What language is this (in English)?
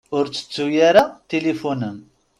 Kabyle